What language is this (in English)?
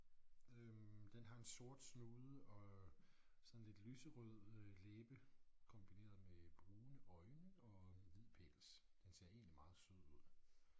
Danish